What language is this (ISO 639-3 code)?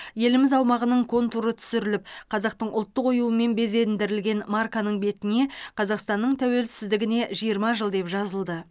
kaz